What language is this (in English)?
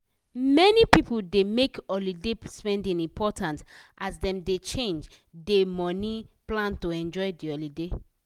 Nigerian Pidgin